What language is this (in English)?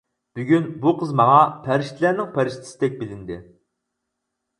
Uyghur